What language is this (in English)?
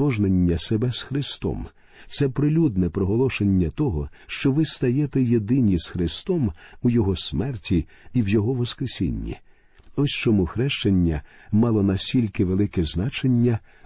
Ukrainian